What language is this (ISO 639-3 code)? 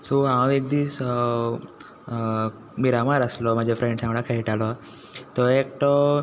kok